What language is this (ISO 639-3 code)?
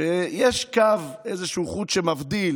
heb